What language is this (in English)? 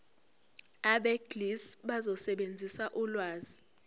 Zulu